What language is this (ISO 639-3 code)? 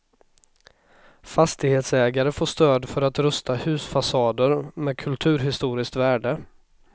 swe